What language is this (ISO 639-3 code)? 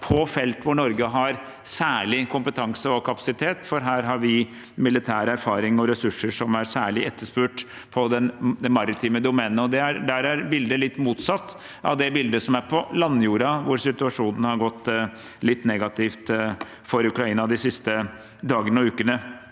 nor